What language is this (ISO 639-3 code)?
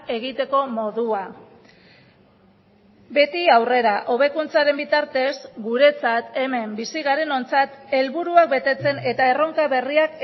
eus